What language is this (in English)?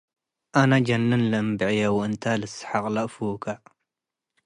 Tigre